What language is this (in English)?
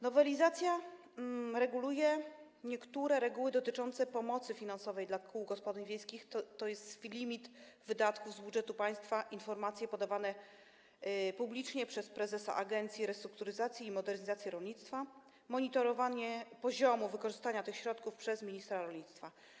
Polish